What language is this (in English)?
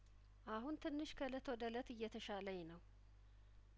Amharic